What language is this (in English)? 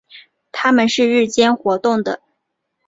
Chinese